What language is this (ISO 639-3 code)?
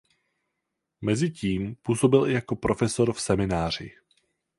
ces